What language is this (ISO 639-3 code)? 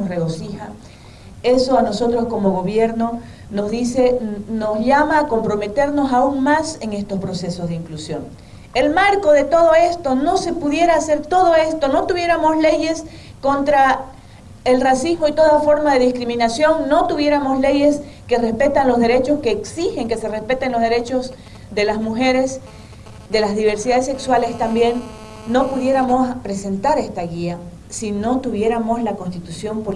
spa